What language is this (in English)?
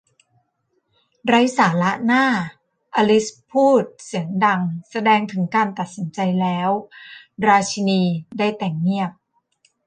Thai